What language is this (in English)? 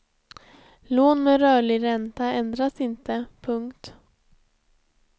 Swedish